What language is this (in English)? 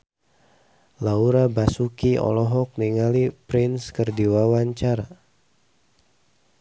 Sundanese